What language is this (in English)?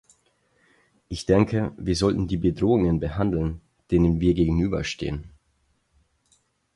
German